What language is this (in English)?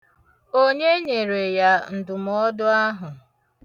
Igbo